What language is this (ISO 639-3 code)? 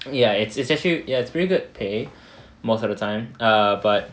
eng